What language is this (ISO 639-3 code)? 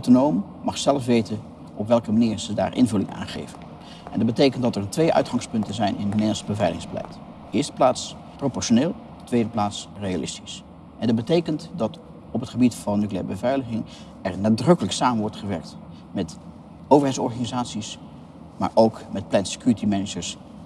nld